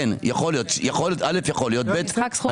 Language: Hebrew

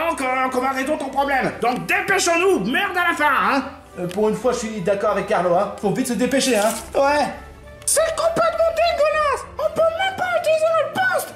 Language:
French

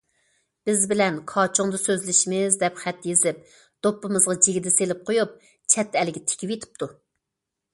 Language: Uyghur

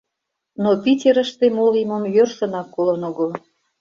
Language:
Mari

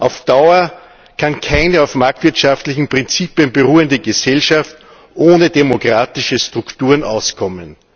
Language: German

